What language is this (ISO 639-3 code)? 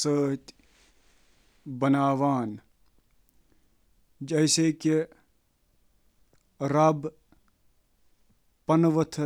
kas